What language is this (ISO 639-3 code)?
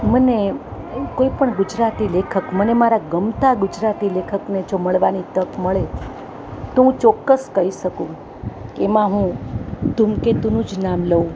guj